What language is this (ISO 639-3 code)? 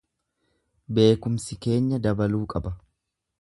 orm